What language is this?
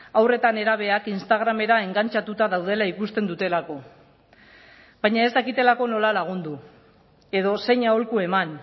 Basque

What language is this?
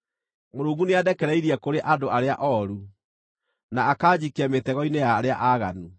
Kikuyu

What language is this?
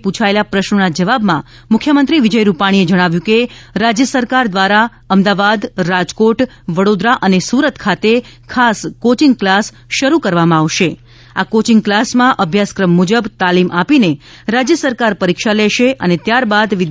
Gujarati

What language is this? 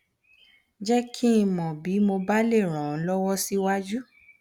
Yoruba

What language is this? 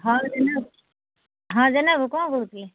Odia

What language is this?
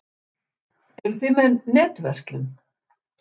Icelandic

